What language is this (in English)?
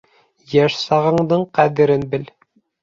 Bashkir